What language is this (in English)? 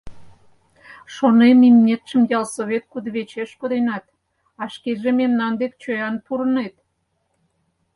Mari